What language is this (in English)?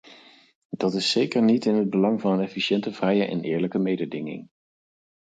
Dutch